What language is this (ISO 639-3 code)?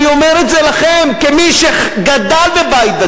heb